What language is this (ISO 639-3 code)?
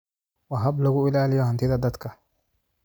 som